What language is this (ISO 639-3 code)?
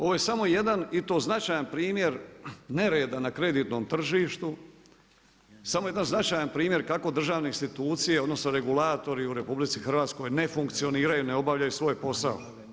hrv